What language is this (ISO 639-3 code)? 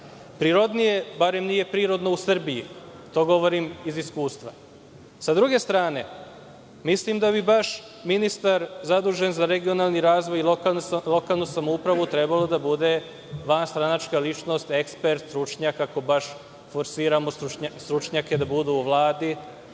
srp